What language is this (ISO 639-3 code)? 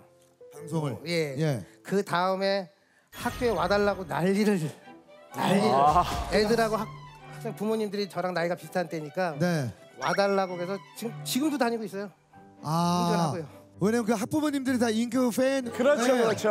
kor